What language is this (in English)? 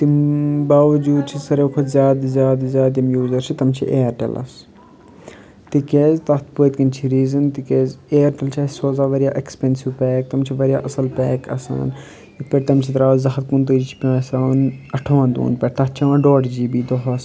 Kashmiri